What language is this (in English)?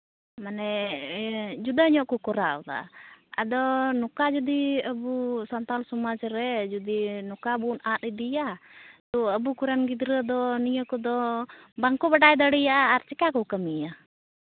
Santali